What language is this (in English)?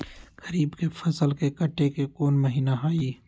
Magahi